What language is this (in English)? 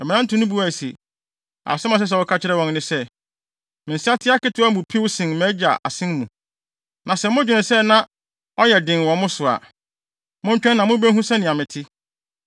Akan